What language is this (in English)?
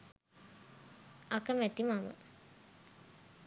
Sinhala